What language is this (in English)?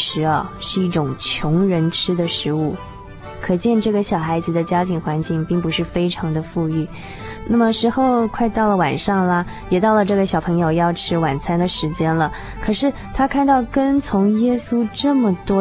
Chinese